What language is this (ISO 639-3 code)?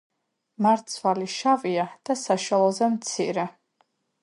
kat